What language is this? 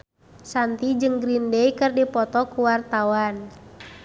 Sundanese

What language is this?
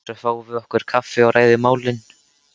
Icelandic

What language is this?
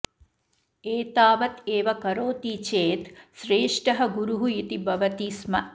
Sanskrit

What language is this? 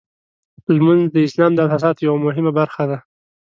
Pashto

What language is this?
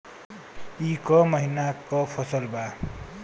Bhojpuri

